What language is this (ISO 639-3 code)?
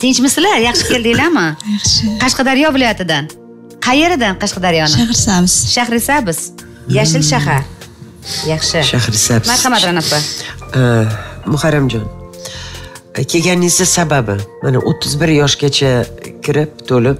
tur